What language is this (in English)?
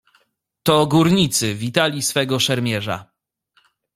Polish